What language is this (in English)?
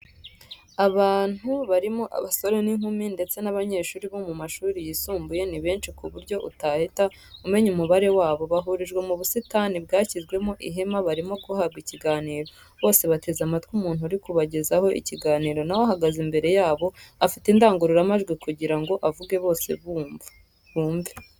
Kinyarwanda